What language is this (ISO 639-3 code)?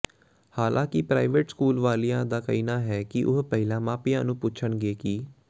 pan